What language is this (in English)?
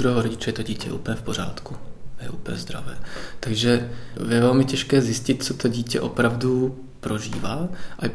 Czech